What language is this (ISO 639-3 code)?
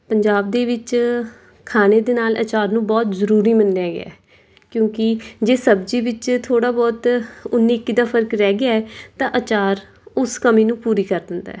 pan